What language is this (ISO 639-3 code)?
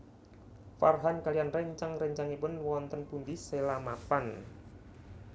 jav